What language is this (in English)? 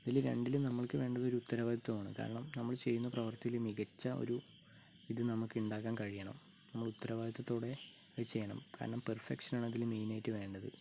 Malayalam